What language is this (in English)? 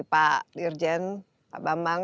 Indonesian